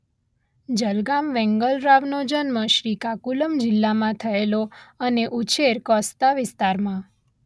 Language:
Gujarati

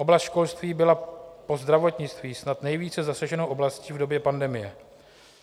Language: Czech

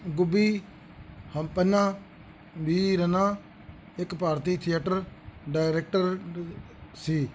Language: Punjabi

